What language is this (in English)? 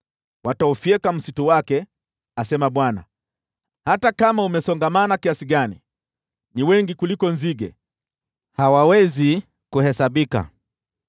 Swahili